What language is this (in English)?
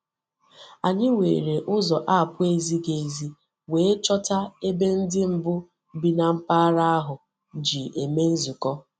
Igbo